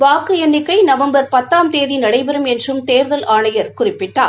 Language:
Tamil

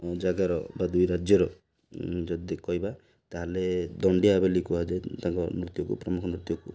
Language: Odia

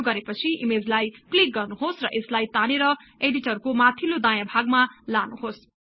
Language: Nepali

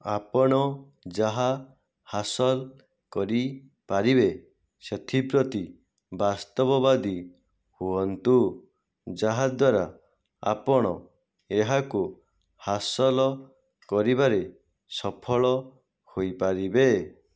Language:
Odia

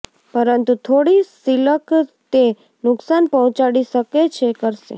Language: Gujarati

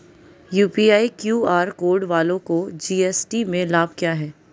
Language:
Hindi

